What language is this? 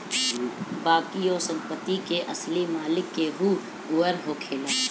Bhojpuri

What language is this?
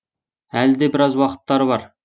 Kazakh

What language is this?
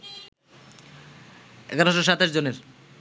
Bangla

